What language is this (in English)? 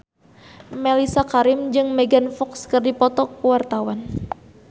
Sundanese